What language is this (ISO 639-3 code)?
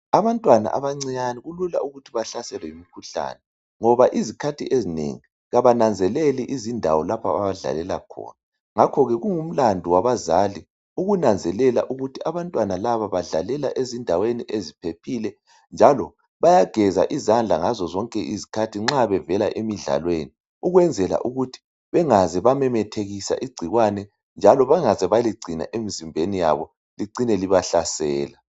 nde